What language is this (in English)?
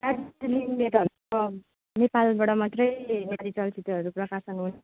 Nepali